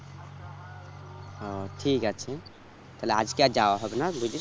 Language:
Bangla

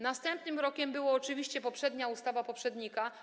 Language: Polish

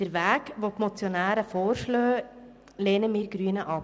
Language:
Swiss German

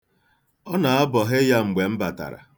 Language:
Igbo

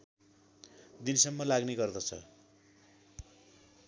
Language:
Nepali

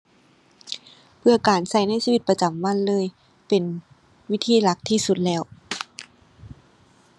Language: Thai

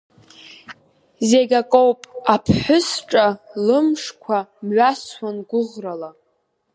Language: Abkhazian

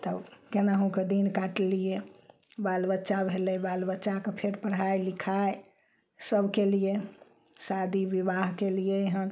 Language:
Maithili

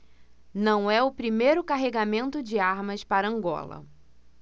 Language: Portuguese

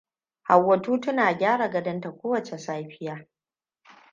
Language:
Hausa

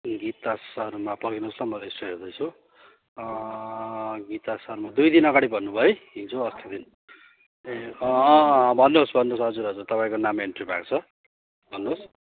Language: Nepali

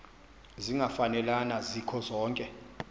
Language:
Xhosa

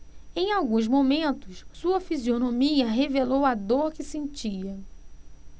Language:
Portuguese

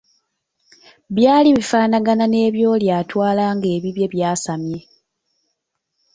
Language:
Ganda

